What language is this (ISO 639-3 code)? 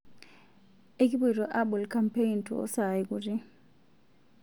mas